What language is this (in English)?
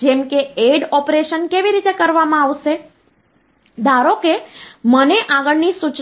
Gujarati